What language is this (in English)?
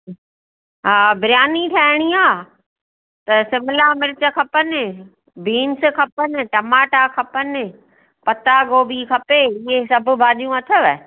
Sindhi